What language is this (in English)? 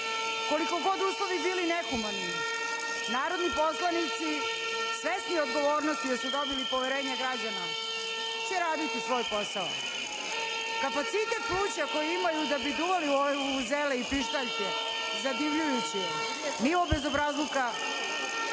Serbian